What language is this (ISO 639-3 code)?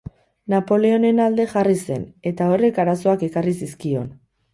eus